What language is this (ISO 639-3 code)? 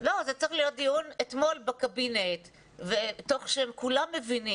heb